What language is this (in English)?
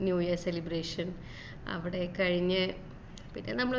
Malayalam